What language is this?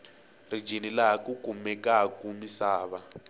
Tsonga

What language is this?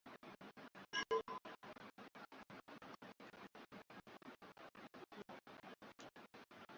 Swahili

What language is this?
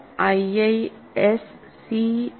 Malayalam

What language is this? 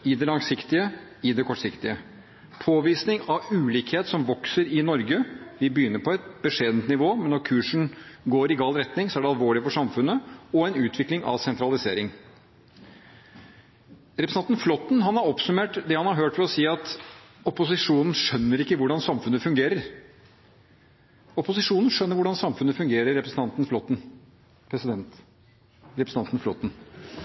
Norwegian Bokmål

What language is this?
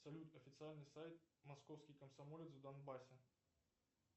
Russian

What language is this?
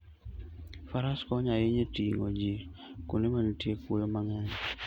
Luo (Kenya and Tanzania)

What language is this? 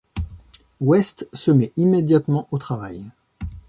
French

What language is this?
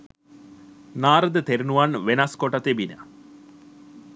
Sinhala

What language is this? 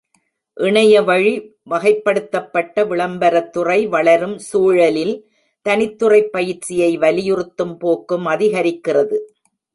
Tamil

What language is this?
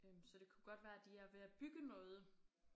Danish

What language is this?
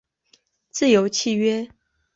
Chinese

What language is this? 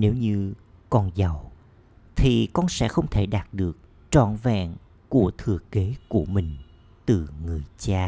Vietnamese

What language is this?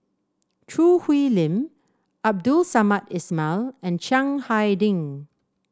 English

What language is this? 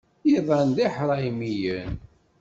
Kabyle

